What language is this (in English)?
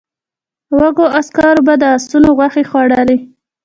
Pashto